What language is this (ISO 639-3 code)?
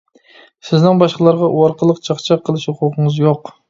uig